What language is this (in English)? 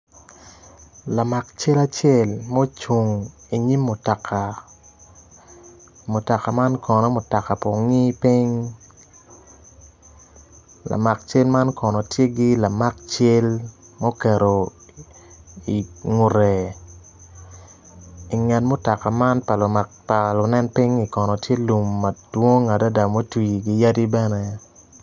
Acoli